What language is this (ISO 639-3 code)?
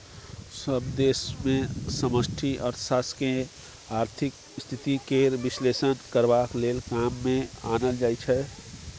mai